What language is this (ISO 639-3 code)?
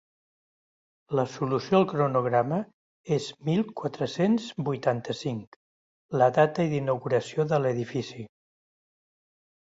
cat